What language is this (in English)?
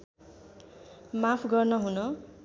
Nepali